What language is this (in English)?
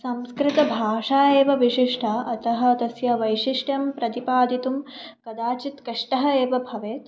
Sanskrit